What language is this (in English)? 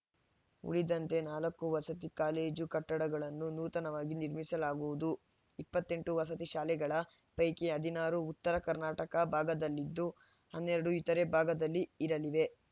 Kannada